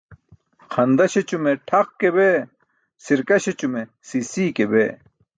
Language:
Burushaski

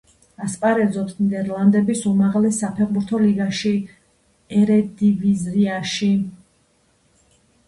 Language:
Georgian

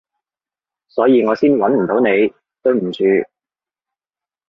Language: Cantonese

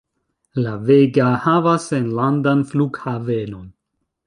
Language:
Esperanto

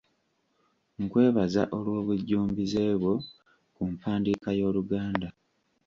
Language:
Ganda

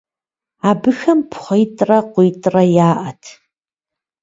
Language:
Kabardian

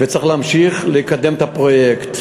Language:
Hebrew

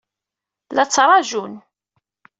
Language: Kabyle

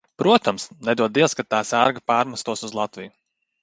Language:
Latvian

